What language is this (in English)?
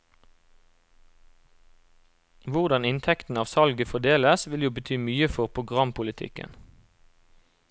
Norwegian